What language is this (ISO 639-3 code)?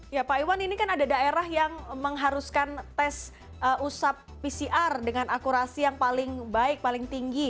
ind